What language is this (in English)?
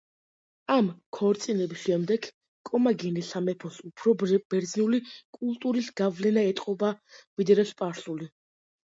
Georgian